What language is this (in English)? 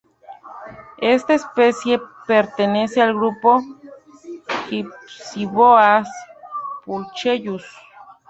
Spanish